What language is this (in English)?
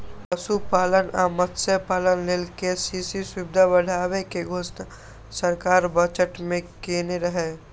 Maithili